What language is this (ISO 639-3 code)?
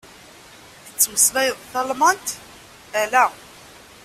kab